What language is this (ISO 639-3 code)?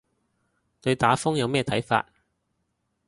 yue